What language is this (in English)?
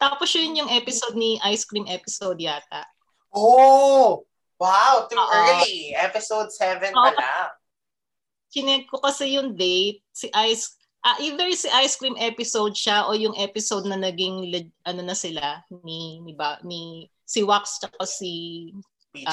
Filipino